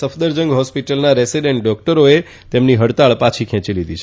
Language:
Gujarati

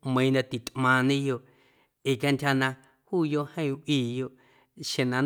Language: Guerrero Amuzgo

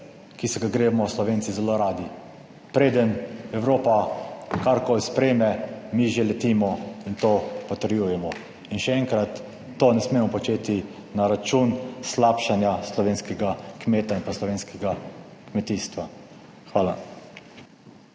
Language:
Slovenian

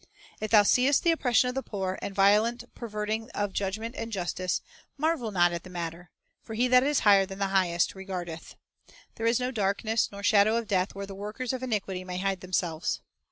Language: English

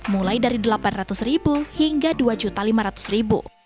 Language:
Indonesian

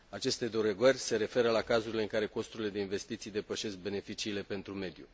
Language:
Romanian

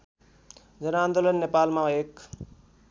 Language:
Nepali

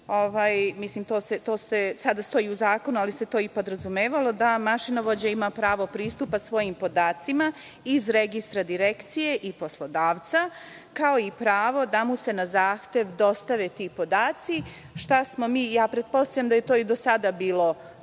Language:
Serbian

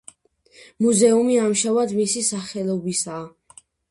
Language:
Georgian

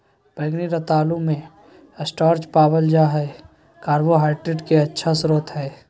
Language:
Magahi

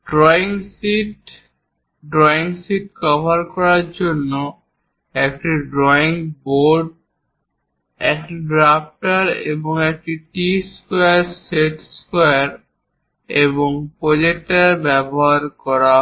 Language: Bangla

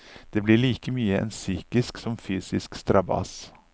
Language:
Norwegian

